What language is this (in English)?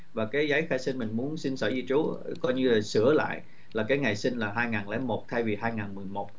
Vietnamese